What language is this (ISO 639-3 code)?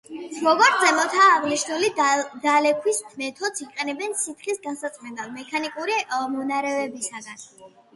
kat